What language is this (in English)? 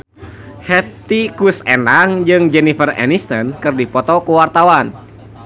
Sundanese